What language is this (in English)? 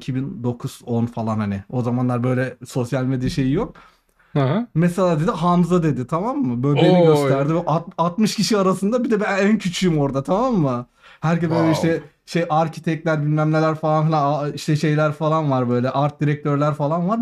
Turkish